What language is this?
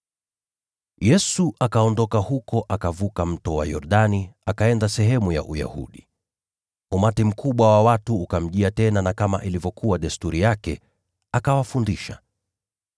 Swahili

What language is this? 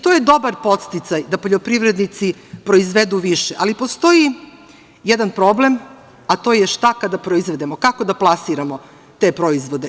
Serbian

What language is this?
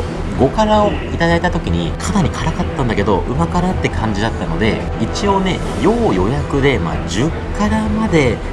Japanese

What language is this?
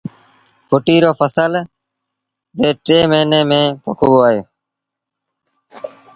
Sindhi Bhil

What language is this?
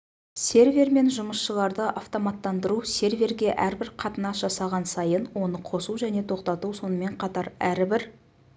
Kazakh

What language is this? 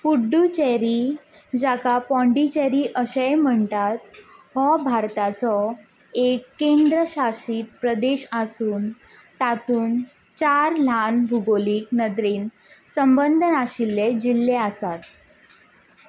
Konkani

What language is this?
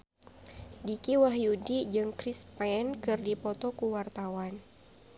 Sundanese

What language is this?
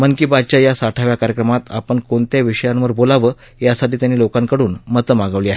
Marathi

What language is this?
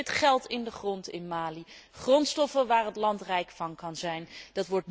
Dutch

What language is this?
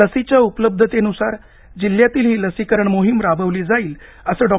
Marathi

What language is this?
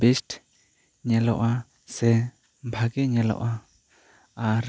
Santali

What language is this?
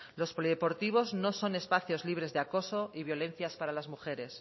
Spanish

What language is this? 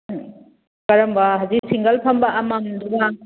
Manipuri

